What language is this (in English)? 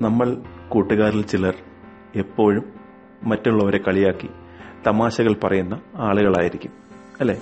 Malayalam